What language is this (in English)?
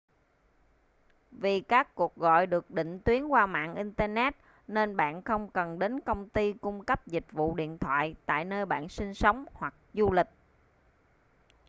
Vietnamese